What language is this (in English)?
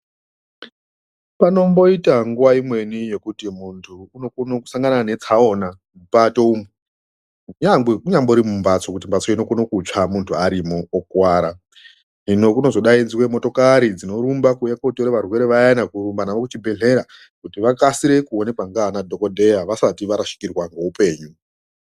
Ndau